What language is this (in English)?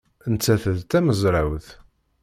Kabyle